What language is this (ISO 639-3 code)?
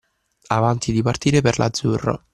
ita